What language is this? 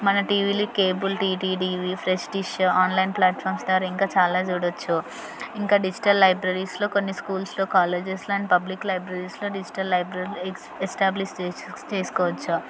Telugu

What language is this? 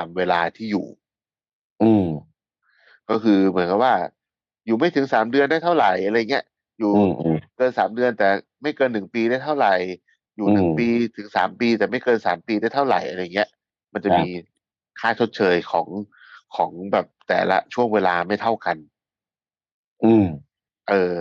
Thai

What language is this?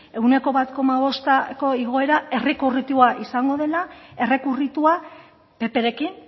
Basque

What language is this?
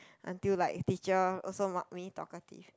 English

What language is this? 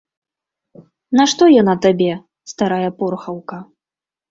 Belarusian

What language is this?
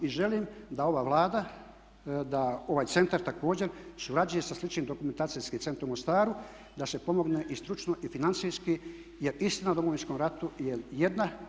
Croatian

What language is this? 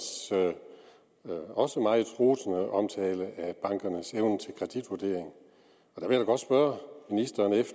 Danish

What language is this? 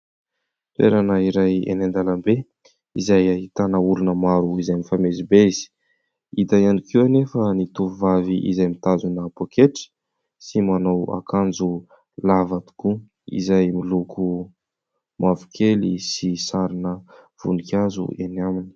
Malagasy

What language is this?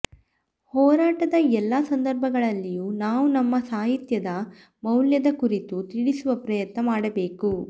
Kannada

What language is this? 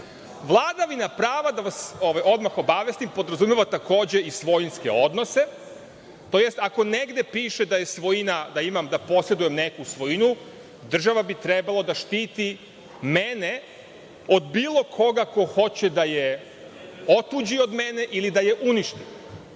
Serbian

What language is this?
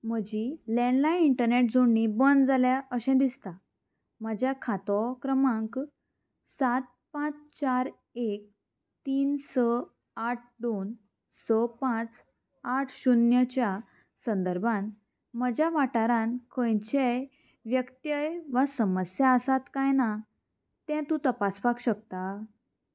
Konkani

